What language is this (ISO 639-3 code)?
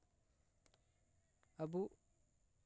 sat